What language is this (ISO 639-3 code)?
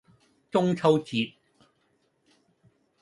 yue